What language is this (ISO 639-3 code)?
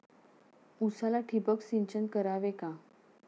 mar